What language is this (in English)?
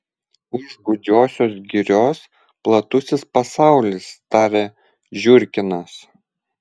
Lithuanian